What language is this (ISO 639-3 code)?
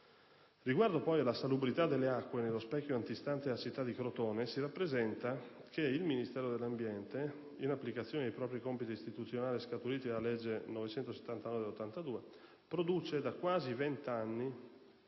ita